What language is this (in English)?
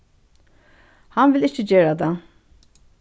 Faroese